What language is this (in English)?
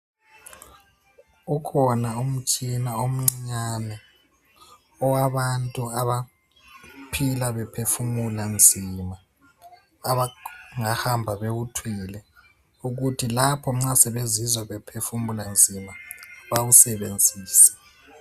North Ndebele